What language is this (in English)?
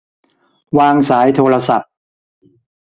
Thai